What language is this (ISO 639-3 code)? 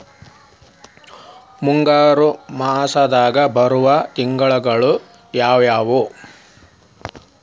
kan